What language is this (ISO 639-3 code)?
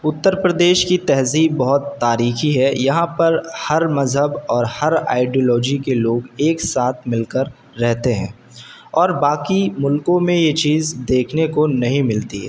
urd